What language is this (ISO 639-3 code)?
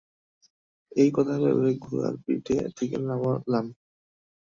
ben